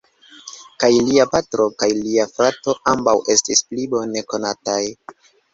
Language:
Esperanto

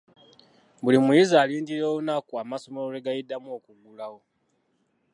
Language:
Ganda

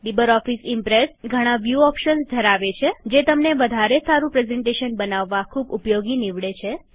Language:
Gujarati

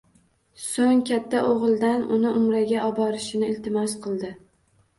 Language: Uzbek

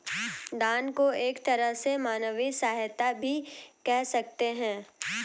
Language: Hindi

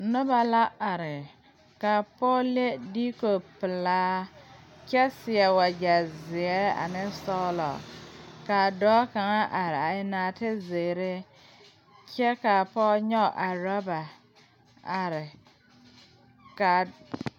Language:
Southern Dagaare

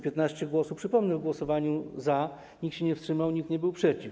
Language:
Polish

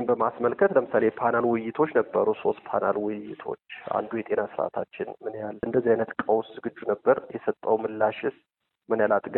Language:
Amharic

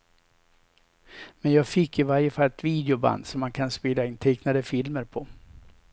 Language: Swedish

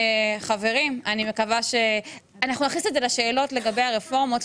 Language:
Hebrew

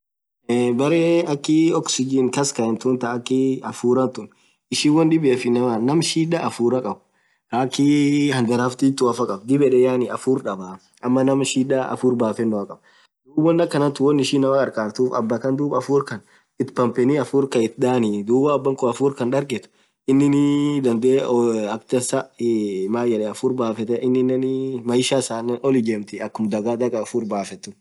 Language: Orma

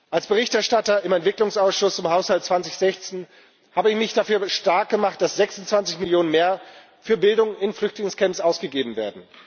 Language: German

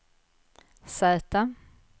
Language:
Swedish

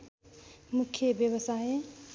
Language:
Nepali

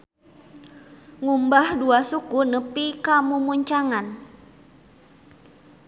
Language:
Sundanese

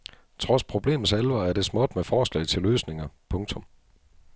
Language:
Danish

